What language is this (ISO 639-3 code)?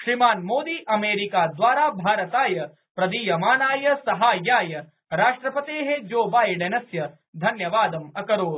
san